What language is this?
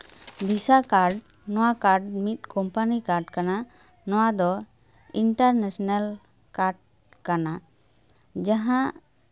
Santali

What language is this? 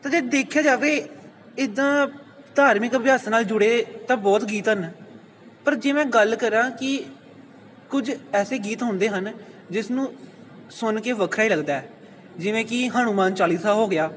Punjabi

